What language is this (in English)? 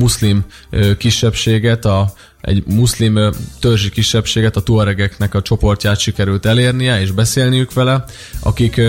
Hungarian